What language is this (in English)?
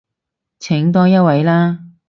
Cantonese